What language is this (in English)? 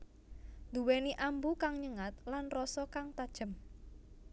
Javanese